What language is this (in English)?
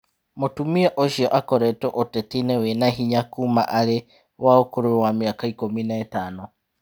Kikuyu